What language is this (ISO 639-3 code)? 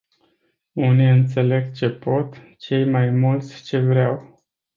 ron